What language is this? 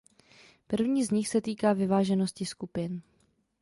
Czech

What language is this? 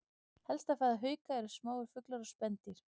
Icelandic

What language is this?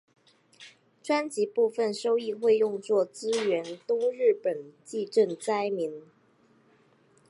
Chinese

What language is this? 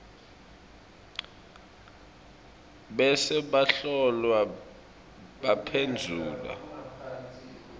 Swati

